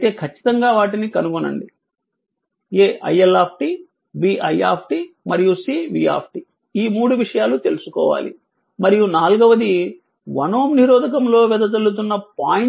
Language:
Telugu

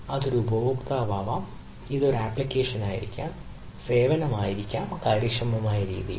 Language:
Malayalam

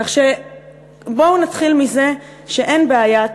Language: Hebrew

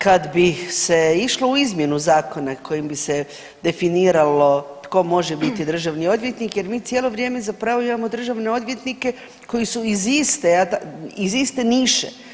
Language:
Croatian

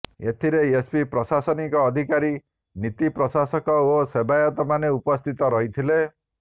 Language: Odia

